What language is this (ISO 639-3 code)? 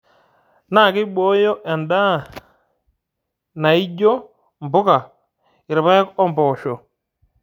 mas